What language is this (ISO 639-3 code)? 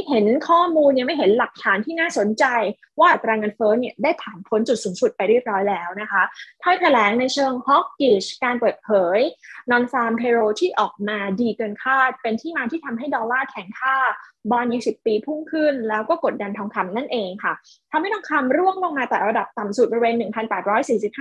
tha